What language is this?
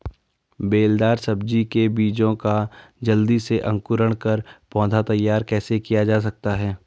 Hindi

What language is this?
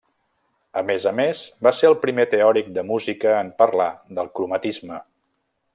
Catalan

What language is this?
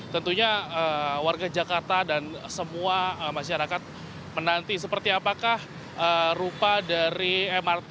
Indonesian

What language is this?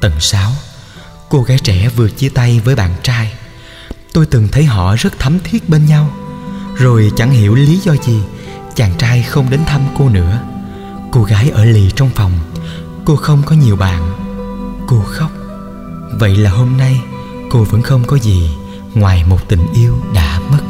Vietnamese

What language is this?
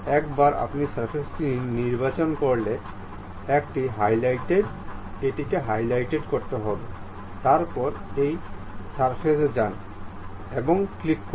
Bangla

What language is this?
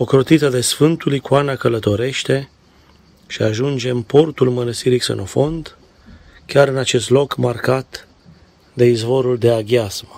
Romanian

